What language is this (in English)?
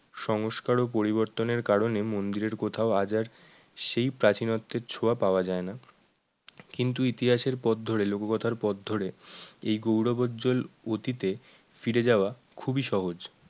Bangla